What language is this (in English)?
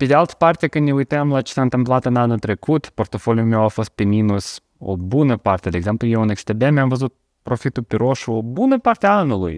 Romanian